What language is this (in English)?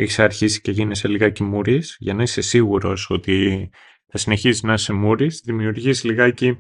Greek